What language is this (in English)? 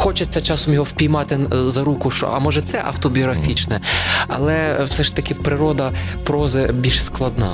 Ukrainian